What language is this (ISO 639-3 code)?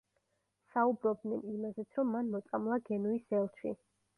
kat